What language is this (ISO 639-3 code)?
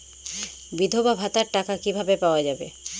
ben